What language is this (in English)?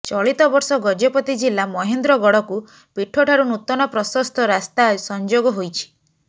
Odia